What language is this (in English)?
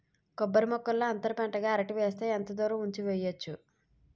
Telugu